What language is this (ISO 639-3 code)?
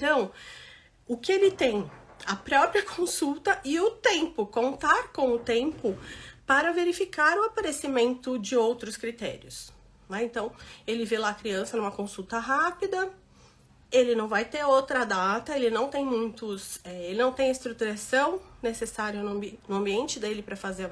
por